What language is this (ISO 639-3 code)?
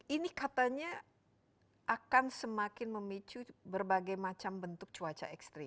ind